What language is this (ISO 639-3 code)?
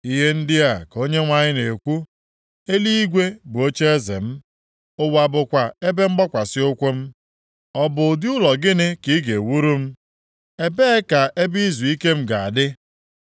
ibo